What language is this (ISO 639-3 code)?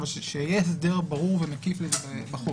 heb